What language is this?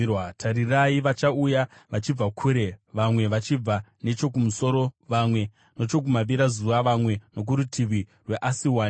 Shona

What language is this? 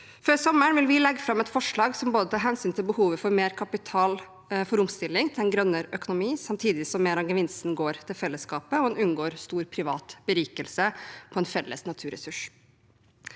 Norwegian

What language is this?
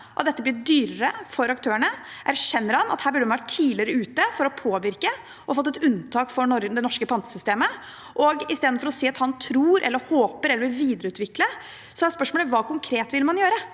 Norwegian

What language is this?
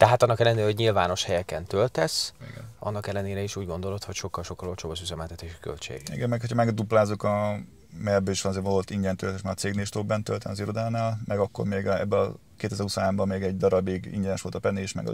Hungarian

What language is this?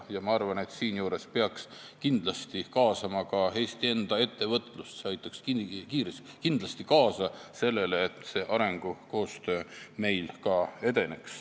Estonian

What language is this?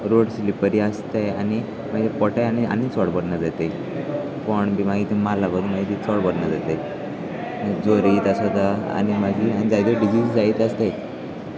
Konkani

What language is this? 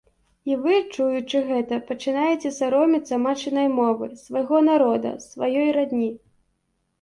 Belarusian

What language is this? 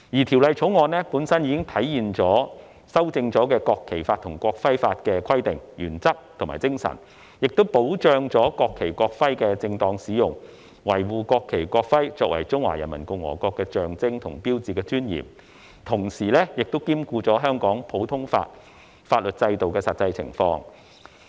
Cantonese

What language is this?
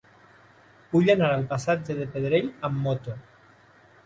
Catalan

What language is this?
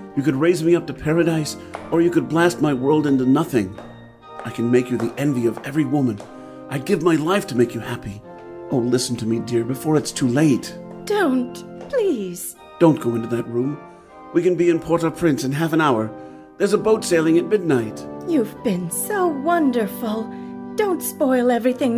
English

